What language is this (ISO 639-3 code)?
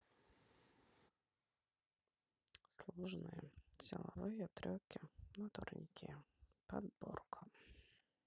rus